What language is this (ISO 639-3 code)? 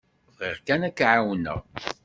kab